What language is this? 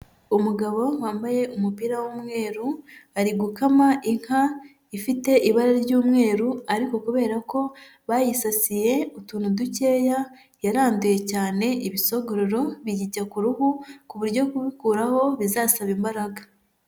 Kinyarwanda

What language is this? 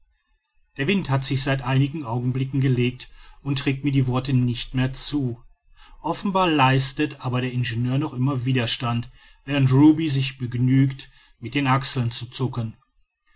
German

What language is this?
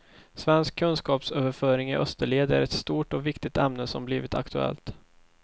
Swedish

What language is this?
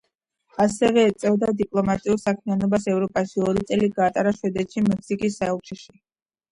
Georgian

